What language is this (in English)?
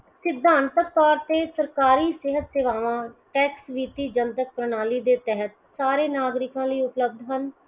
Punjabi